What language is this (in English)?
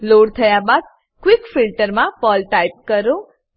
Gujarati